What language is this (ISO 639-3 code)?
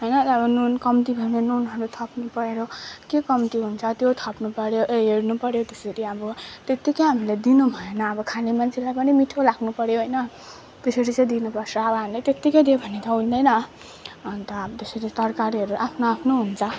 nep